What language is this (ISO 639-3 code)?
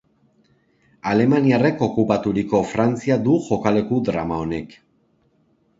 eus